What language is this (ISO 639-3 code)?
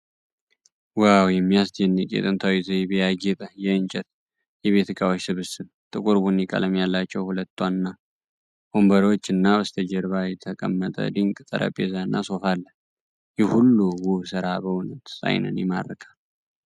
amh